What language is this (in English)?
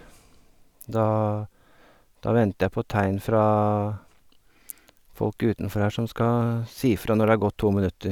Norwegian